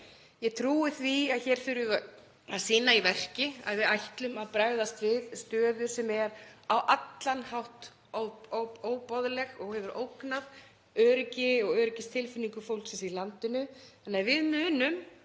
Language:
Icelandic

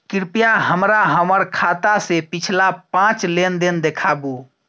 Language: Maithili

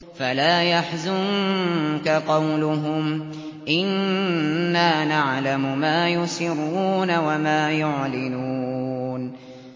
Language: Arabic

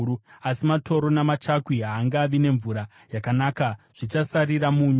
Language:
Shona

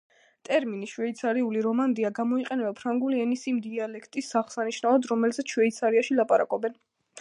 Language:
Georgian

